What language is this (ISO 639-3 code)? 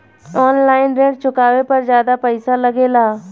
bho